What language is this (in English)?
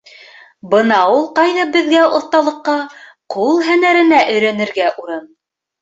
Bashkir